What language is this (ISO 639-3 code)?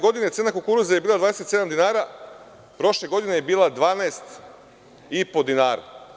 srp